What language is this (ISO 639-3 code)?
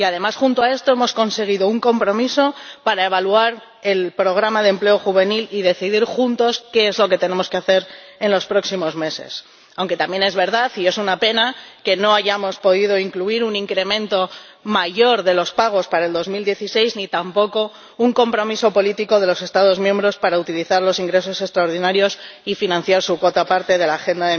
spa